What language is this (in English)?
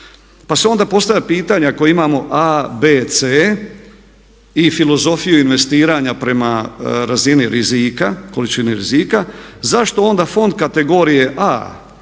Croatian